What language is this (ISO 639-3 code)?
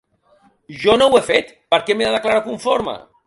cat